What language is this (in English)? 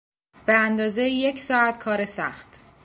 Persian